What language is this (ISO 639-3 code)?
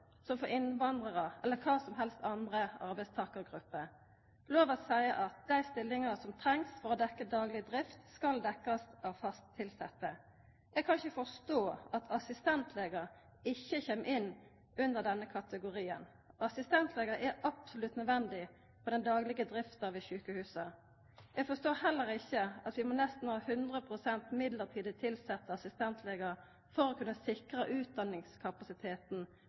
nno